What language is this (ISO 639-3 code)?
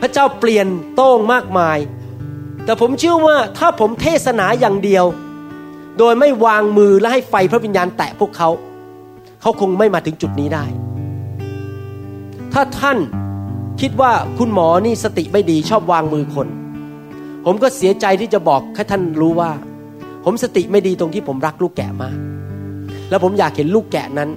tha